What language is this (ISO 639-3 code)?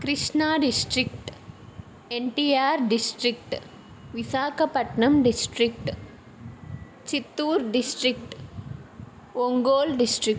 tel